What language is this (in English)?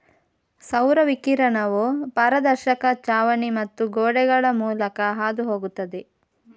Kannada